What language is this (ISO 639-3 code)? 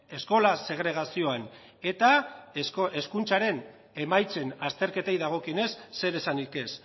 eus